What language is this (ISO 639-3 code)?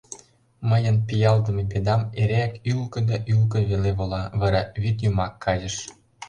chm